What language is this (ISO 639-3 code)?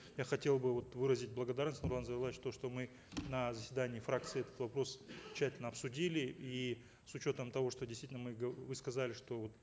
kaz